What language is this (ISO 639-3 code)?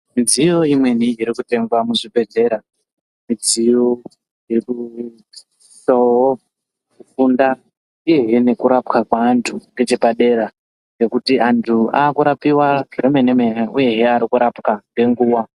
ndc